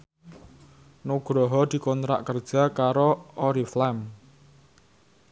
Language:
Javanese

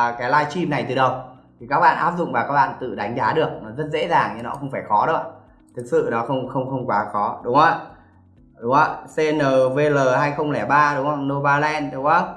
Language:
Vietnamese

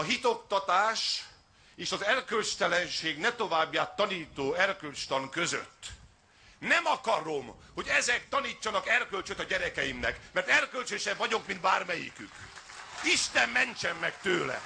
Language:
Hungarian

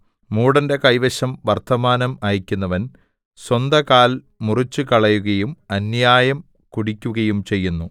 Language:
Malayalam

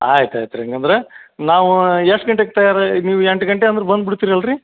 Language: Kannada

